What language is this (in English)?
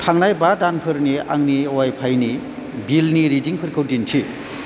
Bodo